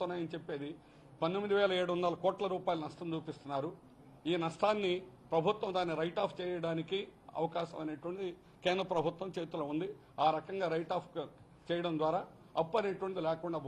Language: Telugu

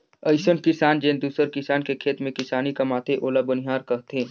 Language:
Chhattisgarhi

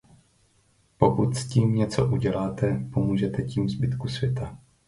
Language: Czech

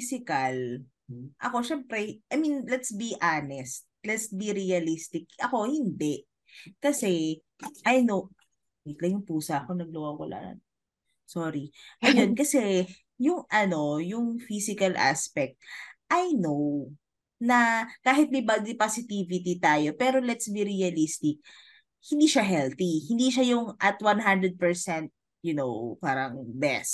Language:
Filipino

